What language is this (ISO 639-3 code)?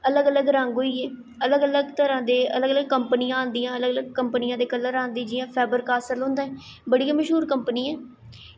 doi